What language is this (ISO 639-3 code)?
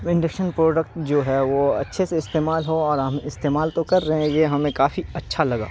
urd